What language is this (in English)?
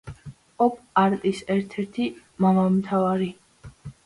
Georgian